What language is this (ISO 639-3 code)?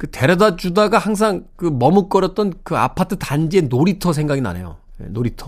kor